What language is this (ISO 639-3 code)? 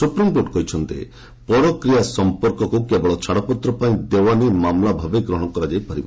ori